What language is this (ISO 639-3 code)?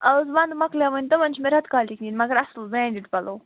kas